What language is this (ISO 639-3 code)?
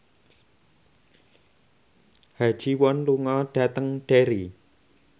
jav